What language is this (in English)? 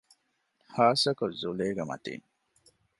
Divehi